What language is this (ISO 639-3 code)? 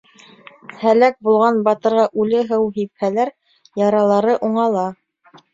bak